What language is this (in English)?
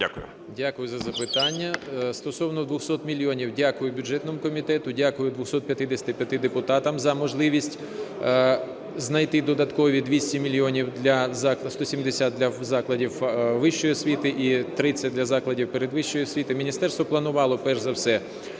Ukrainian